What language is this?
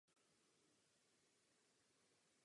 Czech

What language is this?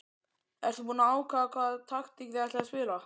Icelandic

